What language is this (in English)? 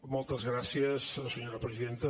Catalan